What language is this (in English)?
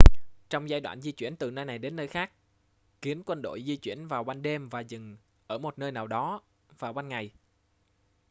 Vietnamese